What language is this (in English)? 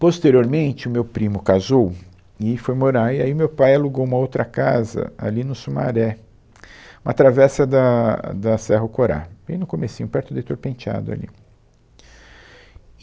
Portuguese